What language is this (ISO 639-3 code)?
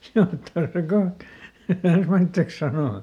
fin